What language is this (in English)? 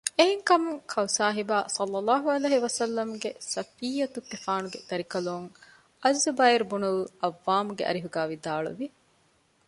Divehi